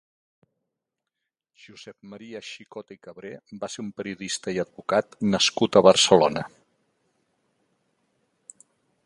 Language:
Catalan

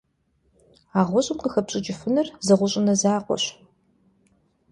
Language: Kabardian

